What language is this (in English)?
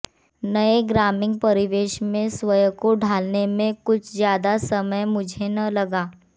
Hindi